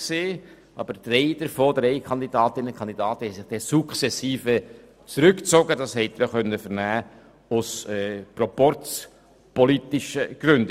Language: Swiss German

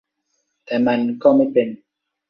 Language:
Thai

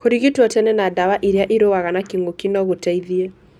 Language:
Kikuyu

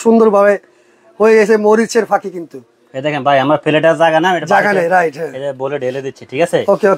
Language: Bangla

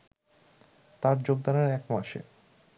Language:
Bangla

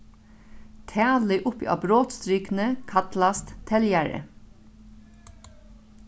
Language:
Faroese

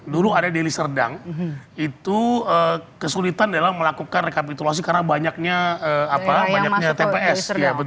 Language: Indonesian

